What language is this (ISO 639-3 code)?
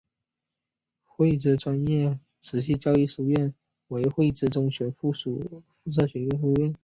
zho